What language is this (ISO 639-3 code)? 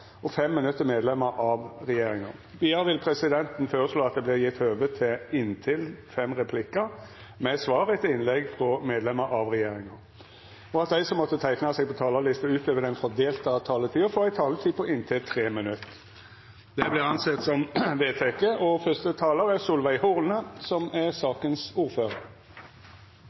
nno